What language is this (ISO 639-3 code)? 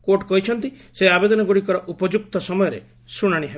ori